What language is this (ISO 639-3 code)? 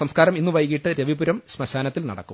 mal